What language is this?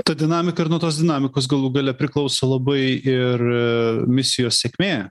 Lithuanian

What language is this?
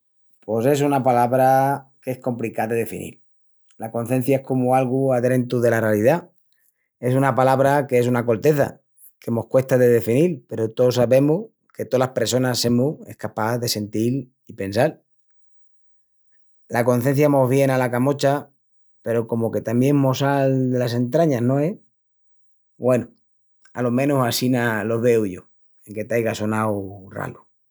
Extremaduran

